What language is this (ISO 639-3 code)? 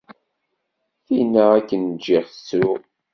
kab